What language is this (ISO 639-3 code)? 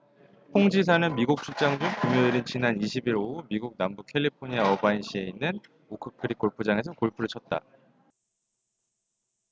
kor